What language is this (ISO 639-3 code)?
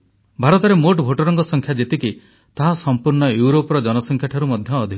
ori